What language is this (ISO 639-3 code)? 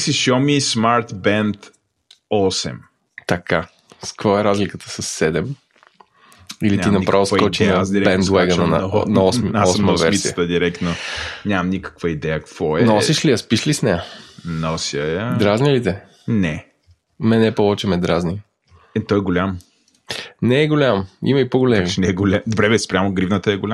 bul